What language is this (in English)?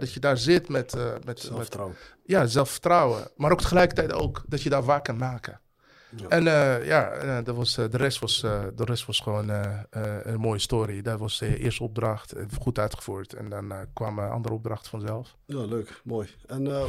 Dutch